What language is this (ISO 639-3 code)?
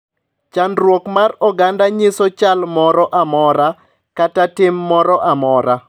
luo